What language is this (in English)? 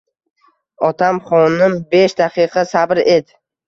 Uzbek